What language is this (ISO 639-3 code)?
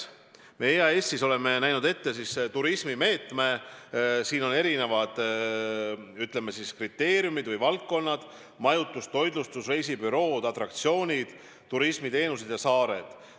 est